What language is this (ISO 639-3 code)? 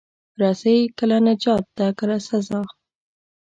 pus